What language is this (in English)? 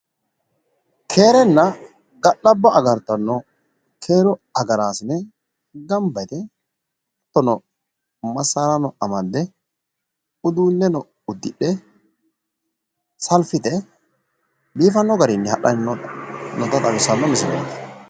Sidamo